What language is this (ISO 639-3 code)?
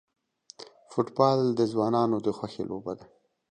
pus